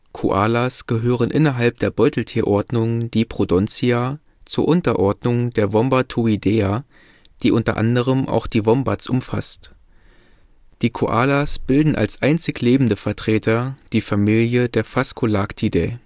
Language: German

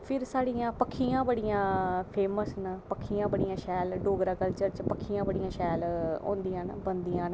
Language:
Dogri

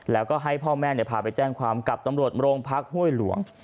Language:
Thai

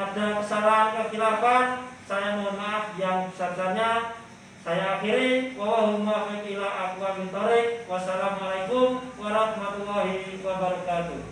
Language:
Indonesian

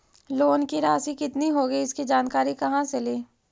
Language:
Magahi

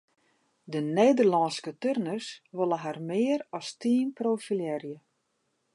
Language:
Western Frisian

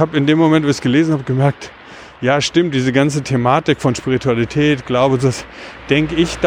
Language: German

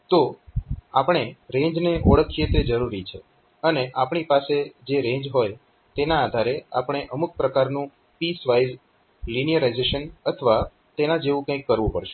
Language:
Gujarati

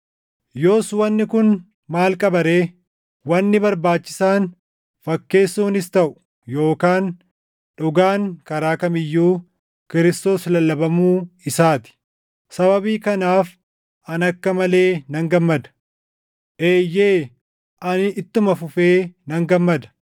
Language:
Oromo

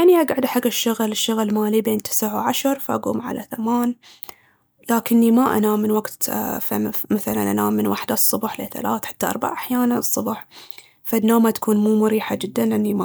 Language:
Baharna Arabic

